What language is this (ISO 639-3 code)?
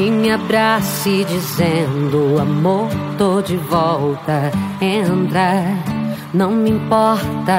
zho